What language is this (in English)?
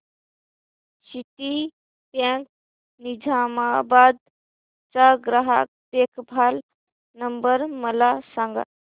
Marathi